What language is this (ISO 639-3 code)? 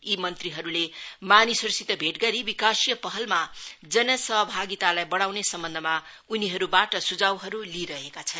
nep